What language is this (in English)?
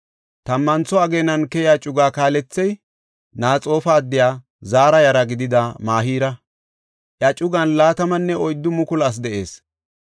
Gofa